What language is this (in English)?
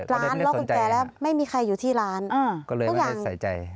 Thai